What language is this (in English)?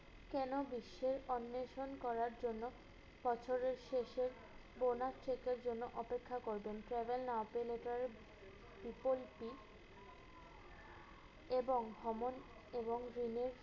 Bangla